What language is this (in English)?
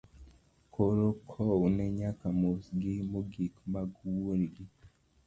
Luo (Kenya and Tanzania)